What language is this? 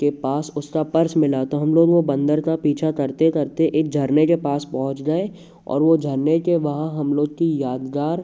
Hindi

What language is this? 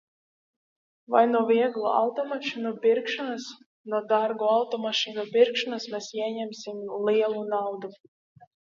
Latvian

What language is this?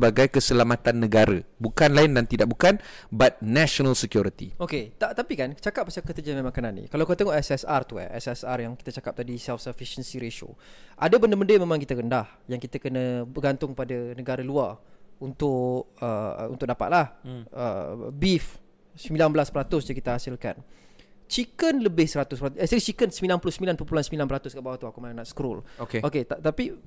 Malay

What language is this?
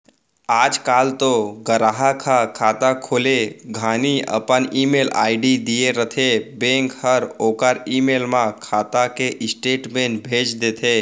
Chhattisgarhi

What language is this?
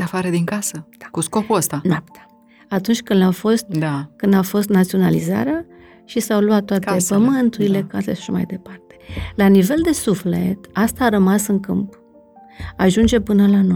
Romanian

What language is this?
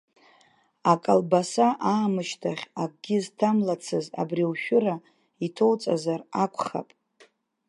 Abkhazian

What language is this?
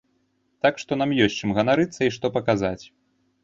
Belarusian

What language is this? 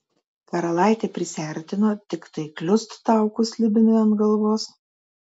Lithuanian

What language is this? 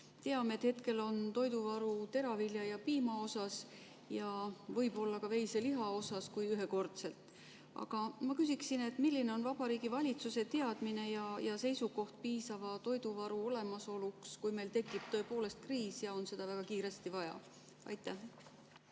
Estonian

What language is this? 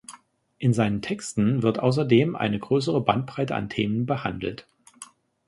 German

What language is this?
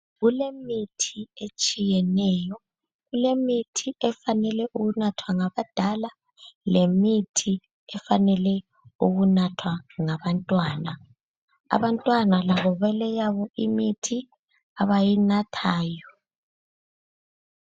North Ndebele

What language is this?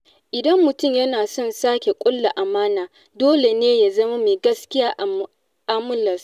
Hausa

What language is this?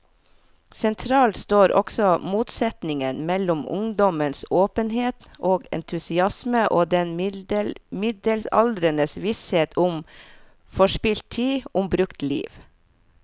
Norwegian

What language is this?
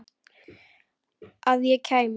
Icelandic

